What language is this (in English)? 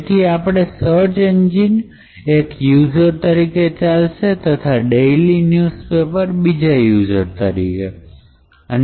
Gujarati